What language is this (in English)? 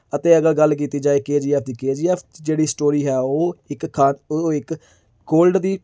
Punjabi